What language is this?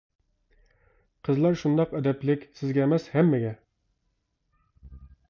Uyghur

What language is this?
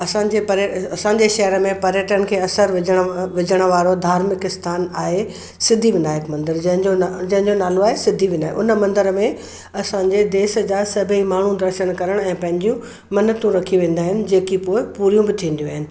Sindhi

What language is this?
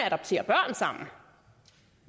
Danish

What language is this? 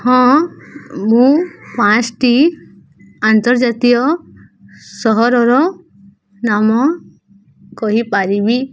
Odia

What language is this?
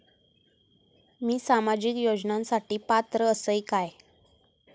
Marathi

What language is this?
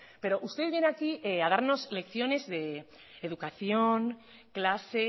Spanish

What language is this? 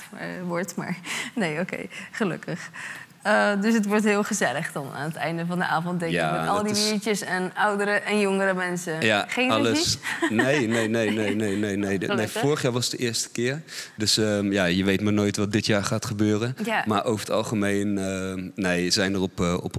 Dutch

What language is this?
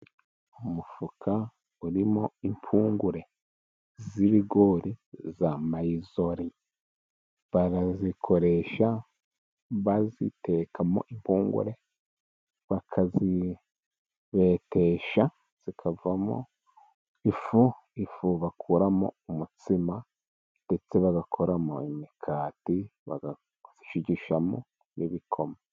Kinyarwanda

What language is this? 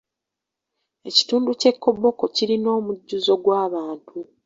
Ganda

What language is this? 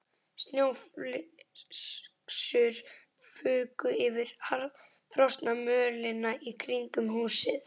Icelandic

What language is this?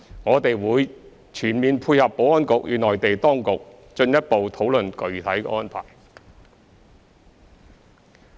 Cantonese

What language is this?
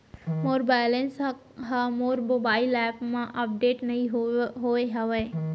Chhattisgarhi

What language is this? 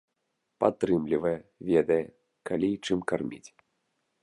Belarusian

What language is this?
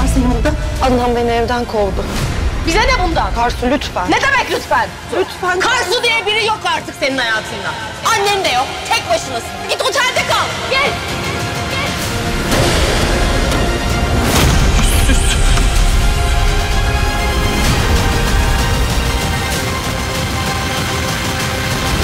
Turkish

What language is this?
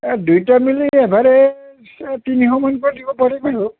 Assamese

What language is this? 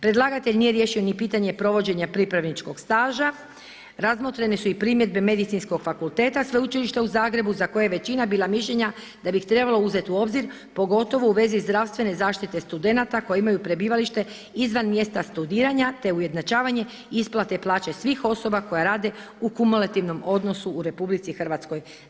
Croatian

